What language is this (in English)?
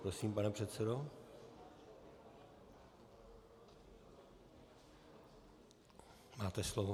Czech